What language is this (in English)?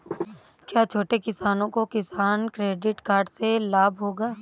Hindi